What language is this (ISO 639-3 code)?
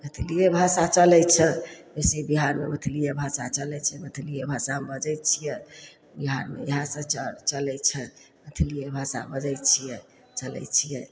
mai